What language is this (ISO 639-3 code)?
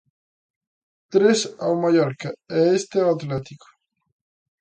glg